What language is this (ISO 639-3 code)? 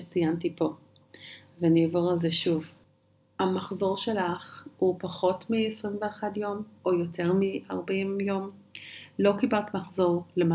heb